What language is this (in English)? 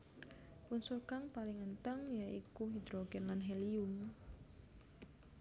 Javanese